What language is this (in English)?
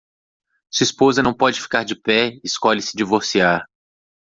Portuguese